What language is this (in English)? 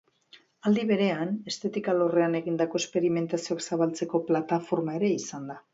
Basque